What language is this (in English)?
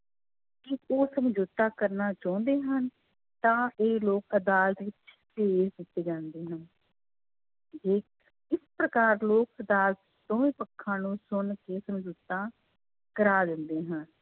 Punjabi